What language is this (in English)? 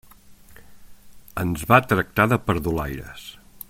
Catalan